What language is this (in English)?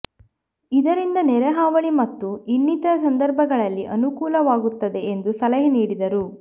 Kannada